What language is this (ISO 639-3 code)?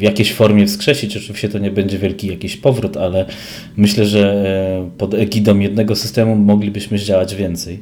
pol